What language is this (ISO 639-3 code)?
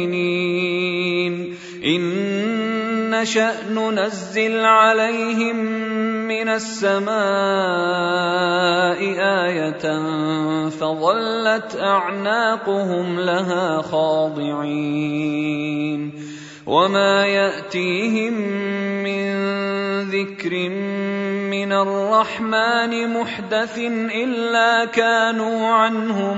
ara